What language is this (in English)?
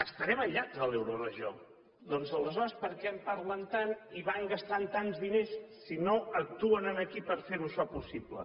Catalan